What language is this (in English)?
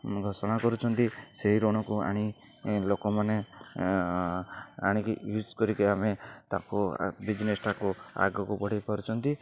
Odia